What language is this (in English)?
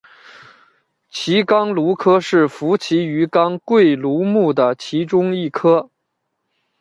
Chinese